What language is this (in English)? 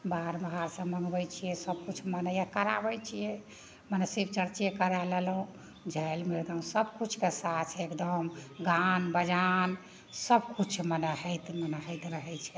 Maithili